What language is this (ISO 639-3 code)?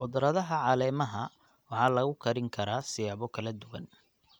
som